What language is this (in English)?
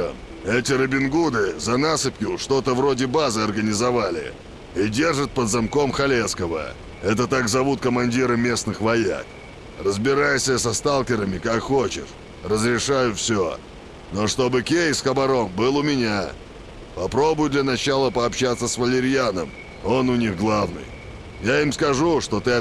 Russian